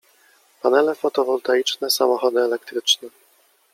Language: Polish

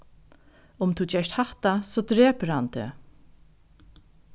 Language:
Faroese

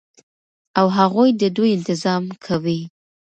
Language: Pashto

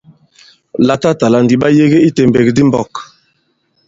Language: Bankon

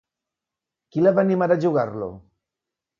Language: Catalan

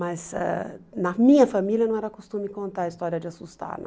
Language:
Portuguese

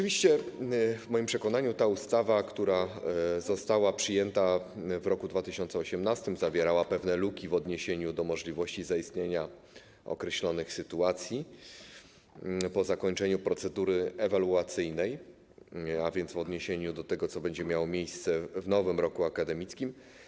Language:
Polish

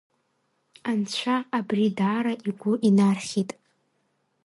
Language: Abkhazian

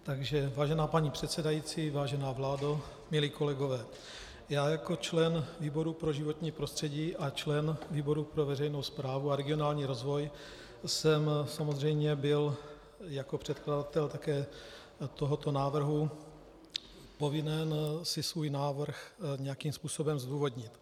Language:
Czech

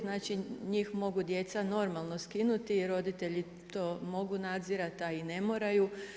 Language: Croatian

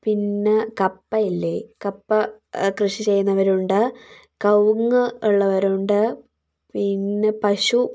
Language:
Malayalam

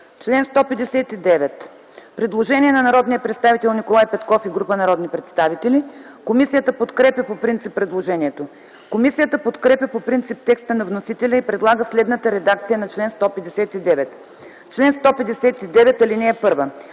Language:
Bulgarian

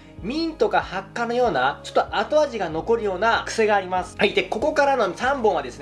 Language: Japanese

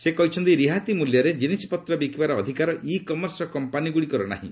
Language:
Odia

